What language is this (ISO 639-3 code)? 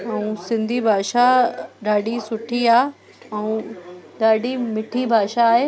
snd